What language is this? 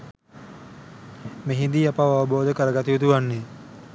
Sinhala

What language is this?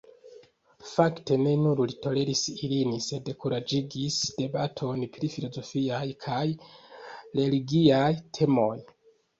Esperanto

